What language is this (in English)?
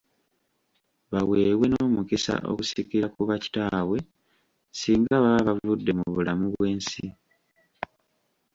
Ganda